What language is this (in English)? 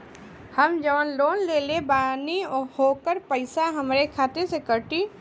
Bhojpuri